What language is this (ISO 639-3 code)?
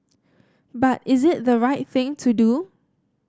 eng